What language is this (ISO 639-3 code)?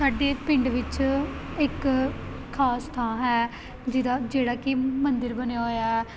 pan